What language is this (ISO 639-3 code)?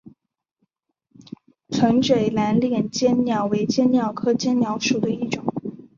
zho